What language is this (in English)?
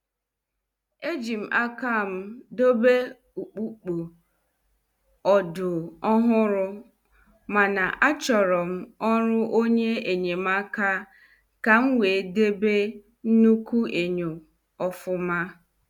Igbo